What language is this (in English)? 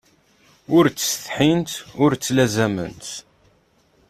Kabyle